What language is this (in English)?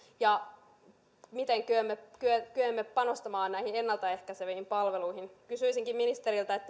Finnish